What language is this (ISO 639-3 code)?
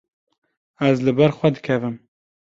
kur